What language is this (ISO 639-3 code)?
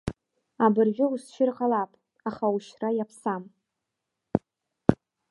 abk